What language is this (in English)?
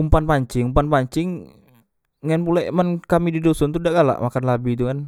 Musi